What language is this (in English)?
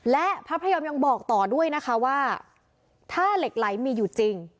Thai